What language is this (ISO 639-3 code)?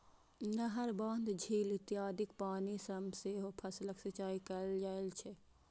mai